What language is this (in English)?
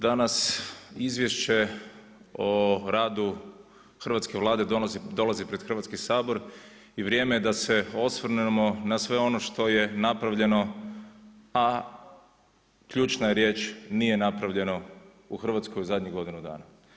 Croatian